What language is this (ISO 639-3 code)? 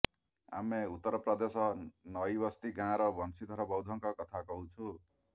ori